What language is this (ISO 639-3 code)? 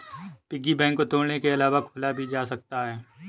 hin